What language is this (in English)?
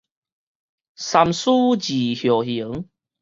Min Nan Chinese